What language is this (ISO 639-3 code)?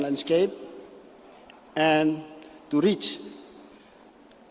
ind